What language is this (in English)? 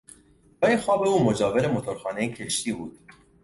Persian